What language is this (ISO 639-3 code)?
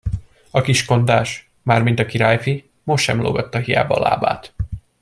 hun